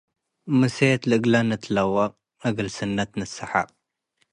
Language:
Tigre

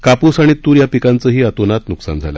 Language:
Marathi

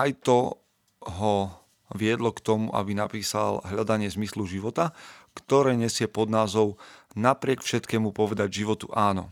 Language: Slovak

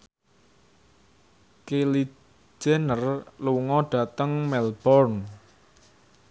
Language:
Javanese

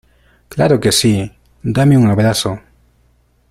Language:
Spanish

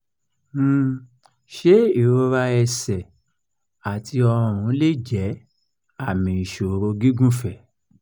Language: Yoruba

